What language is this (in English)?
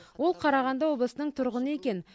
Kazakh